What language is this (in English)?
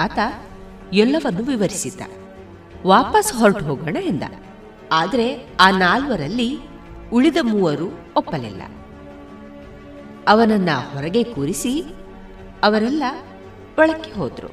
Kannada